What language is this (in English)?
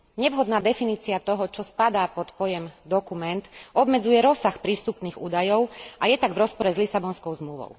Slovak